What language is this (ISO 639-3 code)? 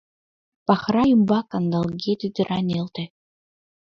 chm